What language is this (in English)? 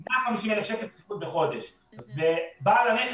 Hebrew